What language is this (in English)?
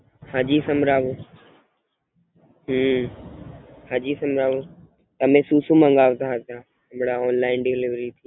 Gujarati